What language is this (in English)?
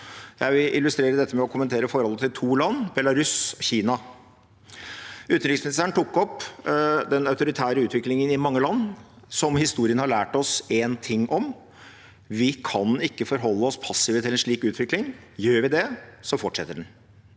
Norwegian